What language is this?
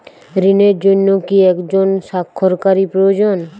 Bangla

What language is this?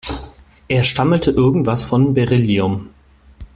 German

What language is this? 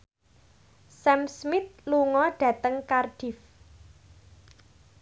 Javanese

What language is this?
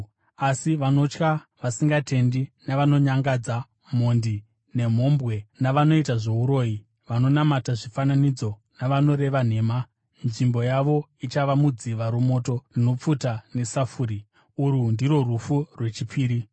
Shona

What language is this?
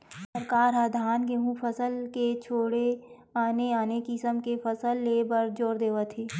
Chhattisgarhi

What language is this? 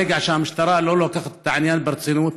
Hebrew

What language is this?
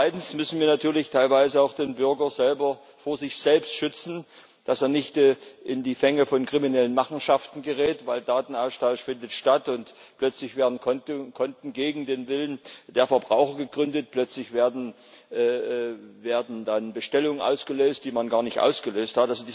German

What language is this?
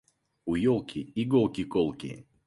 Russian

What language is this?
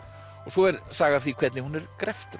Icelandic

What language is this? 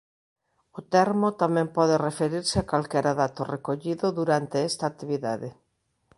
Galician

